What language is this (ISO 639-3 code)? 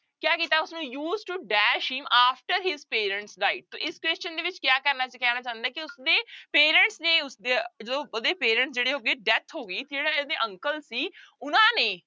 pan